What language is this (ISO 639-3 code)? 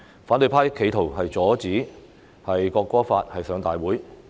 yue